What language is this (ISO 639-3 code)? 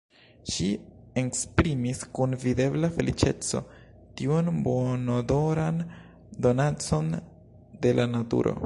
epo